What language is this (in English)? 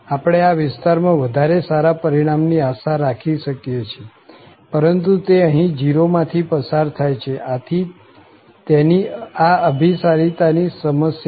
Gujarati